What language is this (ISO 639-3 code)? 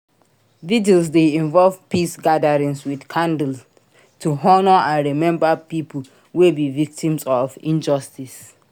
pcm